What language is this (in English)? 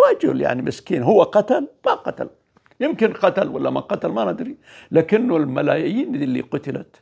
Arabic